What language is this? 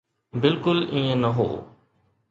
Sindhi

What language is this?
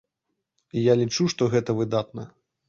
Belarusian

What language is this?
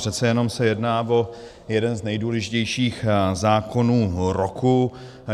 Czech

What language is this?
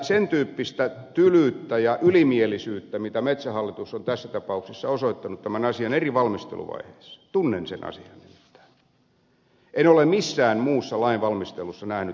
Finnish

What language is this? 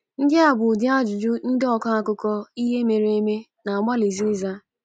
Igbo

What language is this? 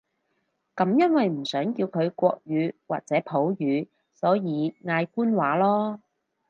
Cantonese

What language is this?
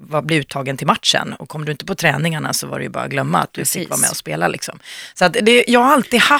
Swedish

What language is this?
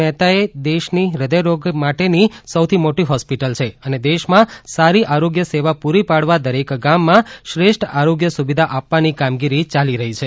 Gujarati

